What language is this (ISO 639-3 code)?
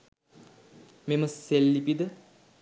sin